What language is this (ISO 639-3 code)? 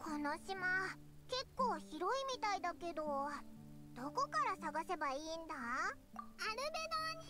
jpn